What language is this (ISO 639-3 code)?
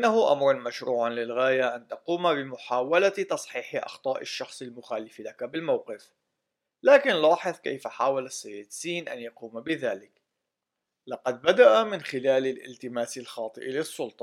ara